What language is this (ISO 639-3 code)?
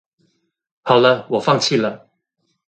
zho